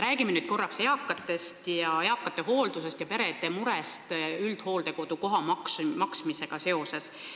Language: Estonian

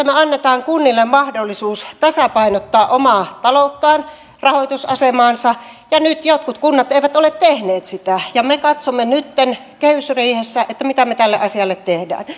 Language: Finnish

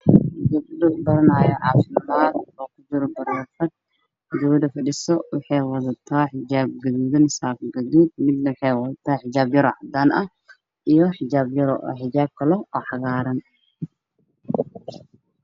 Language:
Somali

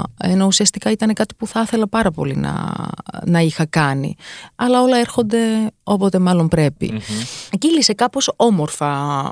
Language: Greek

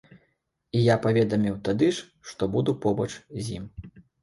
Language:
Belarusian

